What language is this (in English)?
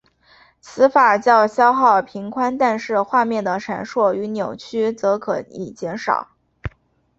Chinese